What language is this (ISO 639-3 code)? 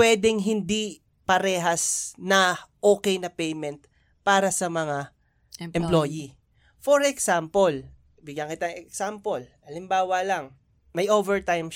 fil